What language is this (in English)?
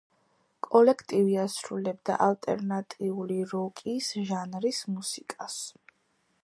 Georgian